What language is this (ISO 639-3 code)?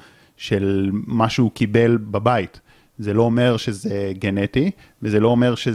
heb